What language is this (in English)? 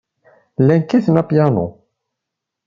Kabyle